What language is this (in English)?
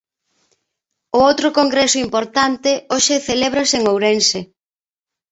Galician